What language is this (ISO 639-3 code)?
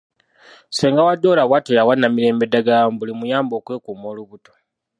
lug